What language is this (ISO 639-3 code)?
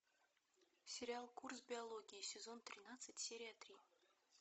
rus